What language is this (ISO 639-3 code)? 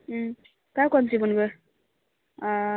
mai